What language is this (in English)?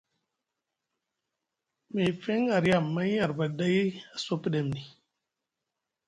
Musgu